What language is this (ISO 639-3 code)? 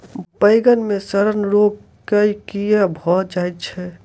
mai